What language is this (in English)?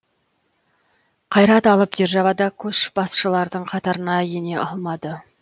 Kazakh